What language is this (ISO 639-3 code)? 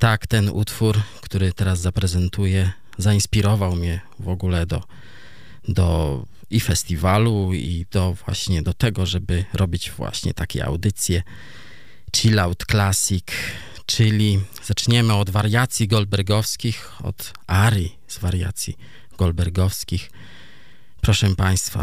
pol